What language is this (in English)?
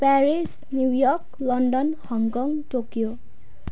Nepali